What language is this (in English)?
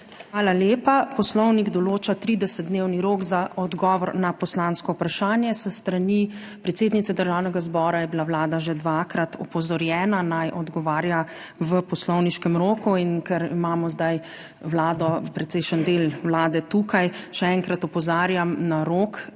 Slovenian